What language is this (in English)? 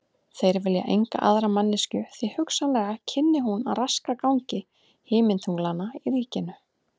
Icelandic